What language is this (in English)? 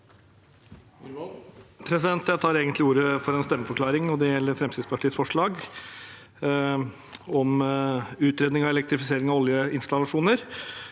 Norwegian